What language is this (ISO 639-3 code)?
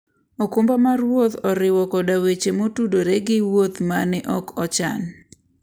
luo